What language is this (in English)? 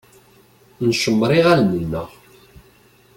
Kabyle